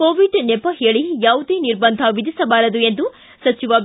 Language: Kannada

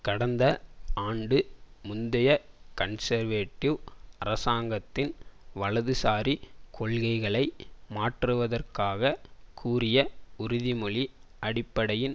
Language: Tamil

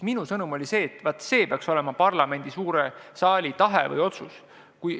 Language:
Estonian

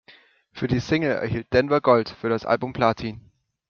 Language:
German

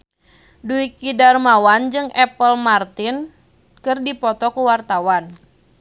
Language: Sundanese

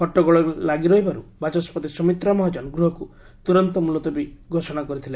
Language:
Odia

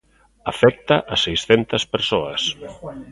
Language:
Galician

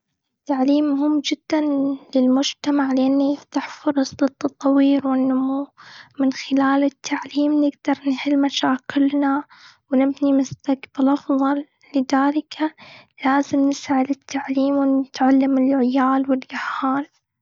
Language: Gulf Arabic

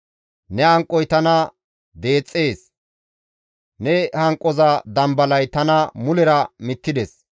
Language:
Gamo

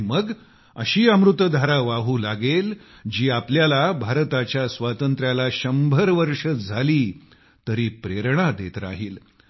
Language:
Marathi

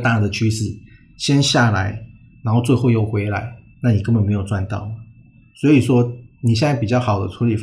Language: Chinese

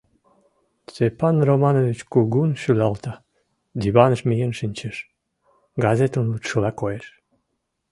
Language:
Mari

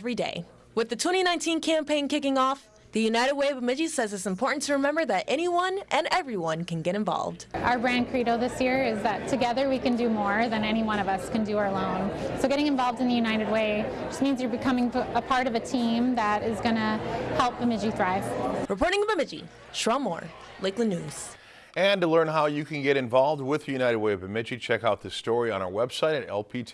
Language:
English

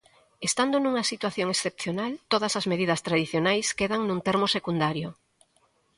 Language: Galician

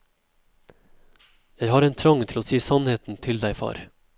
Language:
Norwegian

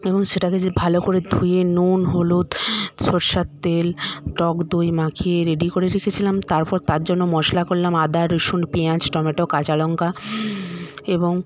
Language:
Bangla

